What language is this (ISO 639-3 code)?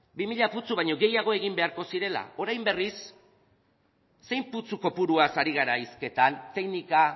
eus